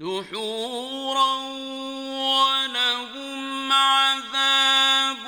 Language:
Arabic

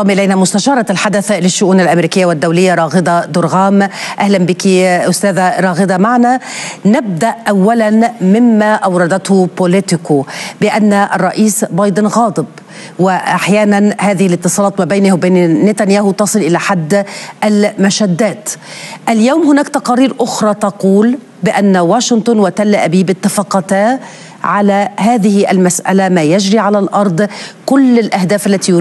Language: Arabic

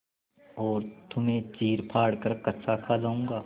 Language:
Hindi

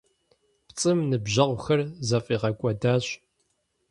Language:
Kabardian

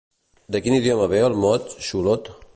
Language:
Catalan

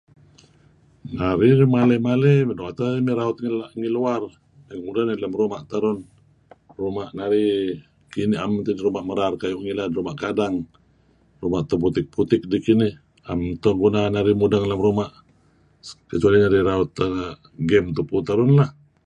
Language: Kelabit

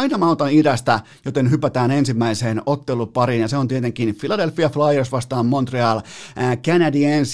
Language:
Finnish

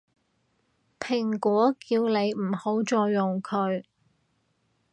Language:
Cantonese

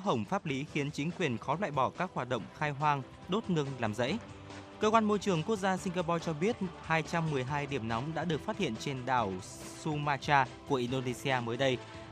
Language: Vietnamese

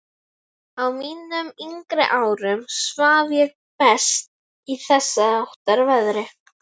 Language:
Icelandic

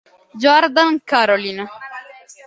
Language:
Italian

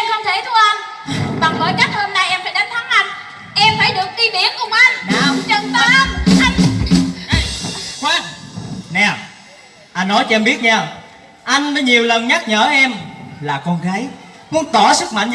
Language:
Vietnamese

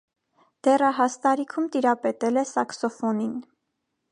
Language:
Armenian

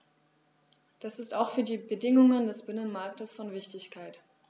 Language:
German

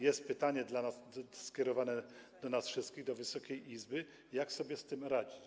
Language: Polish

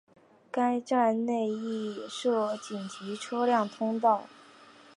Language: Chinese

